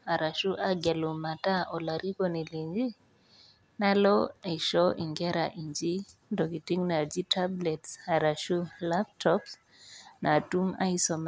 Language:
Masai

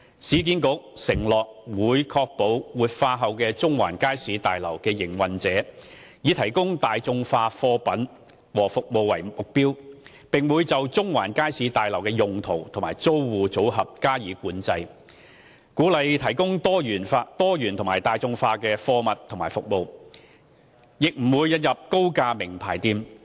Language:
Cantonese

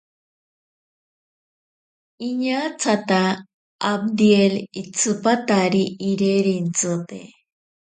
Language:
Ashéninka Perené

